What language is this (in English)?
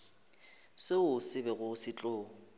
Northern Sotho